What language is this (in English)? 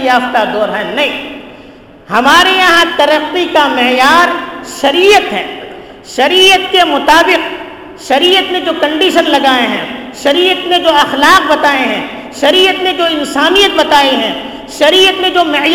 Urdu